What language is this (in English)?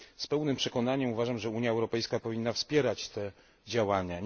Polish